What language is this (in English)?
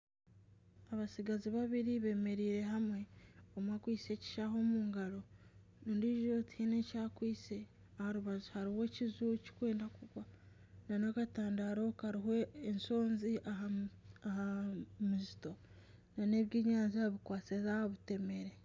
Nyankole